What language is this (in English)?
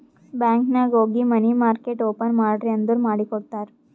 Kannada